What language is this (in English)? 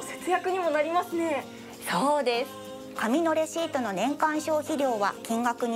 Japanese